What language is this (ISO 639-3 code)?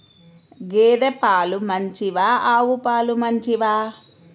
tel